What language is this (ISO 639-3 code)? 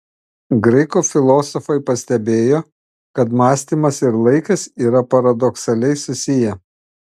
lit